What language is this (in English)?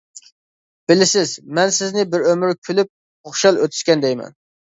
Uyghur